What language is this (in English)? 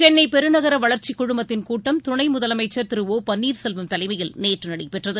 Tamil